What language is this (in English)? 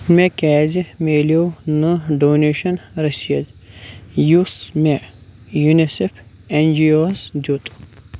Kashmiri